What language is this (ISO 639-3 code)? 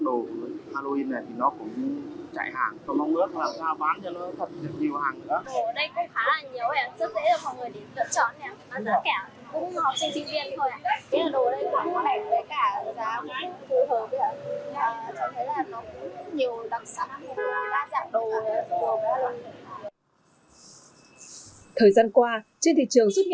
vie